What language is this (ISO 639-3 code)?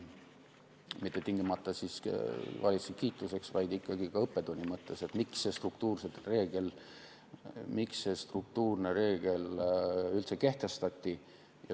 est